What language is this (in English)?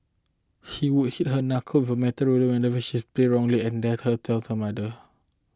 English